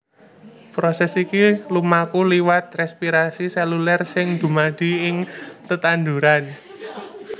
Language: Javanese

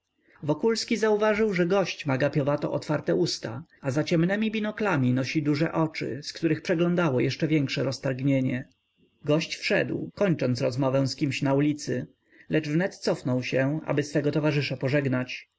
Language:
Polish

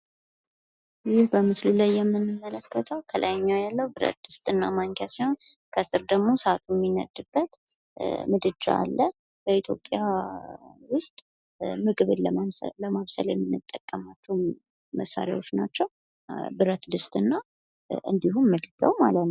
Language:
Amharic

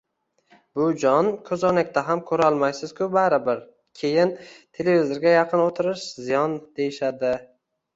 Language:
Uzbek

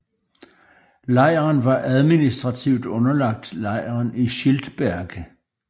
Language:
Danish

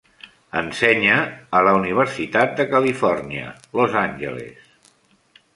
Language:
Catalan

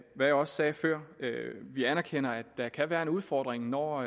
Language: Danish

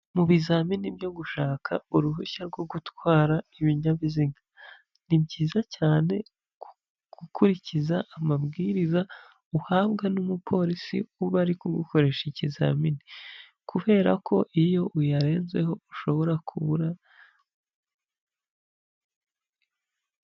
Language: Kinyarwanda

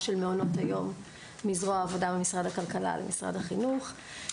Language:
Hebrew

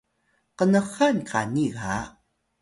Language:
Atayal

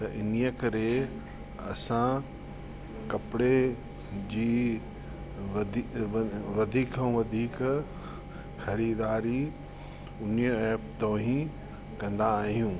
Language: Sindhi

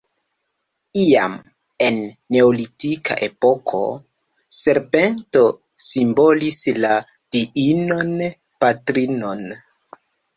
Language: Esperanto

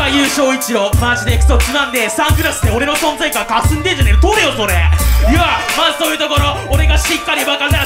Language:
Japanese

